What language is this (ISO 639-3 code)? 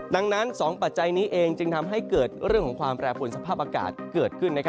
tha